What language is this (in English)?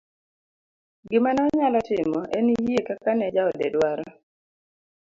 Luo (Kenya and Tanzania)